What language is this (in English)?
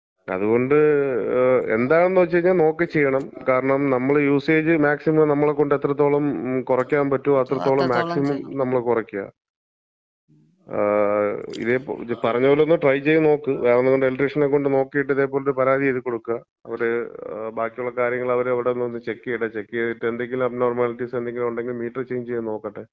Malayalam